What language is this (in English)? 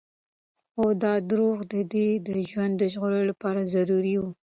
Pashto